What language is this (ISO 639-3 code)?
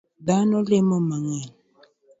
luo